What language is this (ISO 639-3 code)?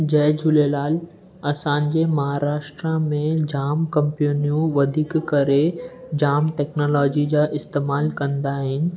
snd